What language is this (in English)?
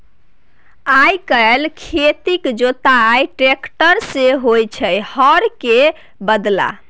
Maithili